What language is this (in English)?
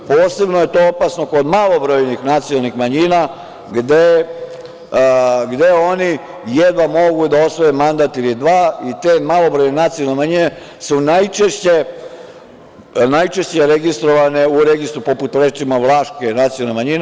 Serbian